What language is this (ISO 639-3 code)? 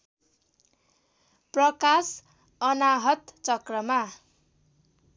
nep